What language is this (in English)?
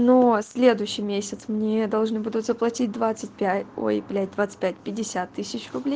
Russian